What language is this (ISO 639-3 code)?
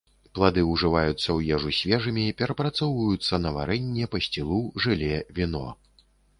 bel